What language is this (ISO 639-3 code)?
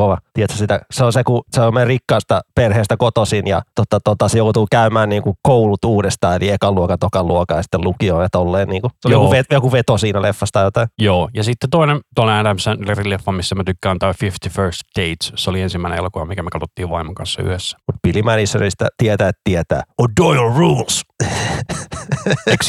fin